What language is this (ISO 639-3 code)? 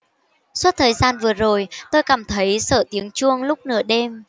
vie